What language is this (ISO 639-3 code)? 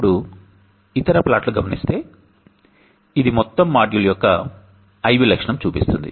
tel